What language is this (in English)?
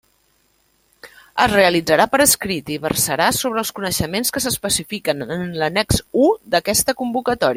Catalan